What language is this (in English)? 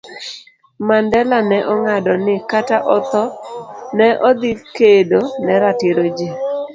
Luo (Kenya and Tanzania)